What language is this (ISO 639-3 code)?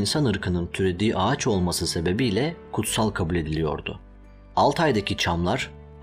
tur